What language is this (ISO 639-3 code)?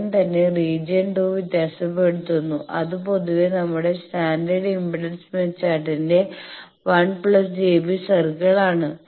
mal